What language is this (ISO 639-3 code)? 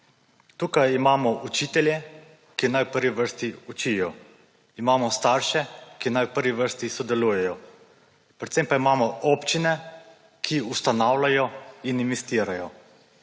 slv